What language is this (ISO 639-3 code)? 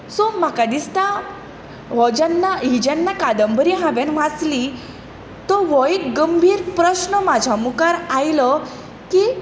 kok